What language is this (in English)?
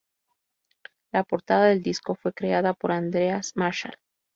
Spanish